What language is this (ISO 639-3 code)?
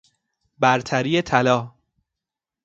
fas